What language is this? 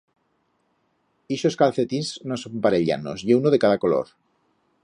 Aragonese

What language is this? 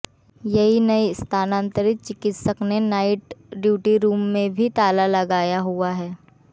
Hindi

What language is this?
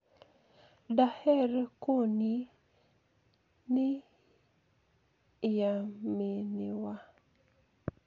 Luo (Kenya and Tanzania)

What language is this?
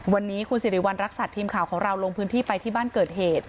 Thai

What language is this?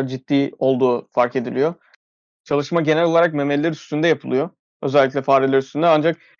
Turkish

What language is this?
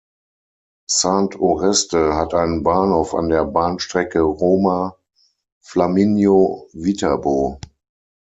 German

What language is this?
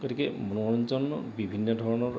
Assamese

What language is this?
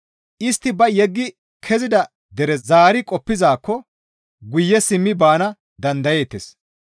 Gamo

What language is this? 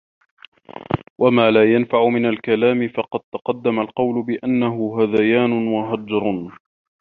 Arabic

